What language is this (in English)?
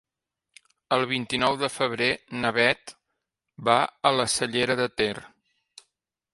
Catalan